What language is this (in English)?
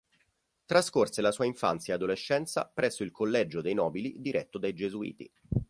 Italian